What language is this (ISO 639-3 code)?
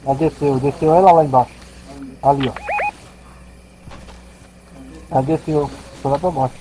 por